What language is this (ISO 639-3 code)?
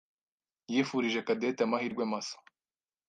kin